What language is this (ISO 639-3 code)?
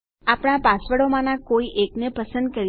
guj